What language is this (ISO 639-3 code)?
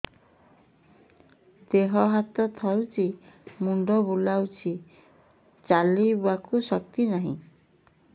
ori